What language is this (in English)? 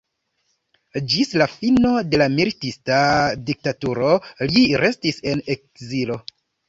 Esperanto